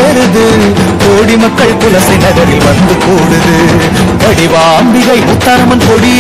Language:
Arabic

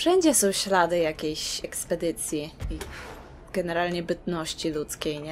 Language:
Polish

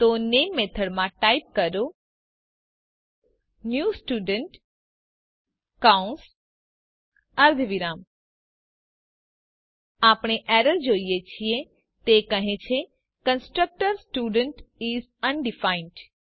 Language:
Gujarati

